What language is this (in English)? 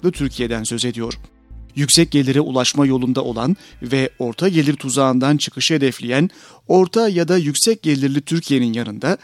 Turkish